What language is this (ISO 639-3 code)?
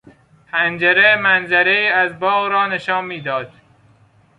fas